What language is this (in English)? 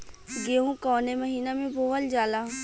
Bhojpuri